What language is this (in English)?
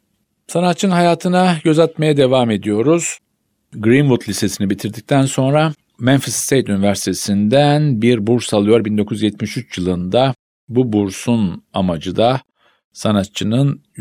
Turkish